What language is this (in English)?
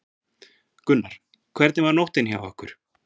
Icelandic